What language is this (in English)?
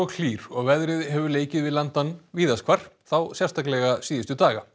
Icelandic